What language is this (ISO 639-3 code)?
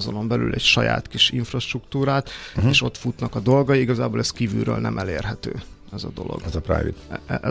hun